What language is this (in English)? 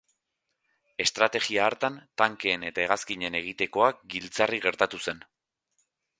Basque